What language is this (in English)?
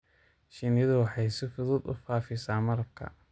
Somali